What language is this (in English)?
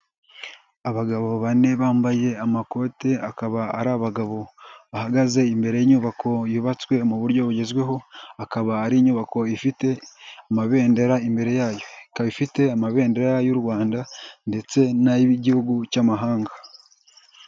Kinyarwanda